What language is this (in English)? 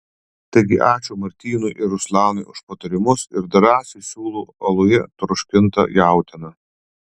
Lithuanian